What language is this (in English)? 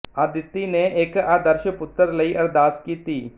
Punjabi